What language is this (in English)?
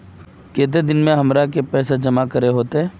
Magahi